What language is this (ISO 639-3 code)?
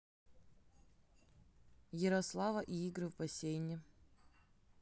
rus